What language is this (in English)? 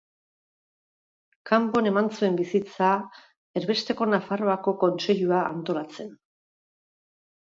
Basque